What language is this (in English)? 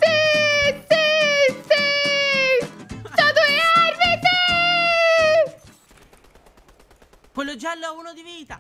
Italian